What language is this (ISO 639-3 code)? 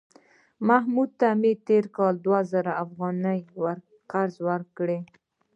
pus